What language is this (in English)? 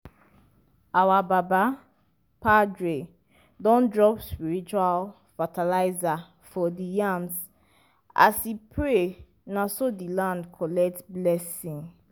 Nigerian Pidgin